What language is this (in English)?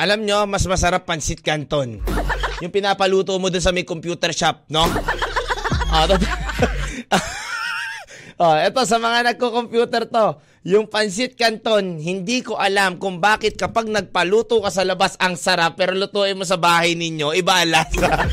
Filipino